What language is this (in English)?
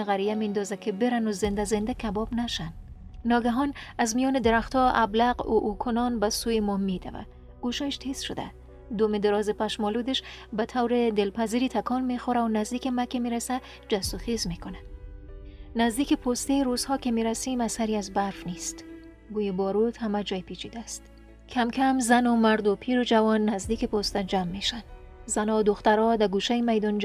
Persian